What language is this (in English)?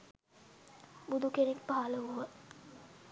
Sinhala